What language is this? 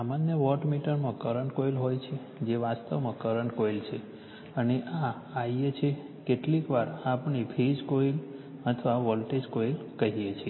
Gujarati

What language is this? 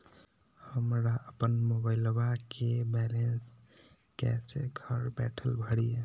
Magahi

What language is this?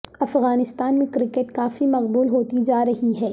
Urdu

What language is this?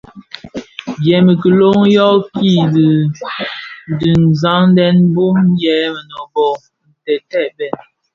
Bafia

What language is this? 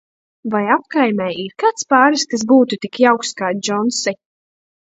Latvian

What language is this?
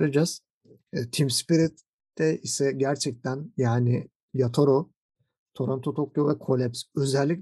Turkish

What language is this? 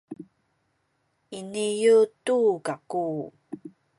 Sakizaya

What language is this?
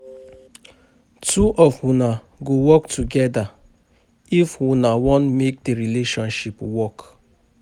Nigerian Pidgin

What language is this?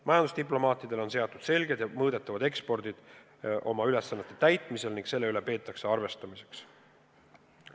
Estonian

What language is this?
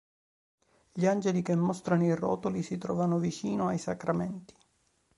Italian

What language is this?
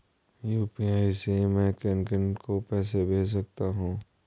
Hindi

